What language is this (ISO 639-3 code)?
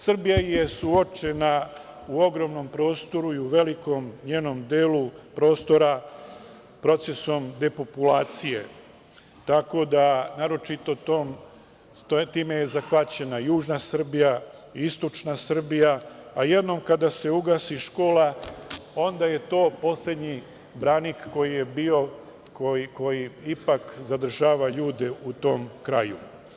srp